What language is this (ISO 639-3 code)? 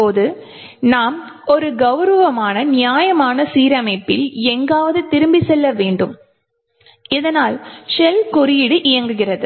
tam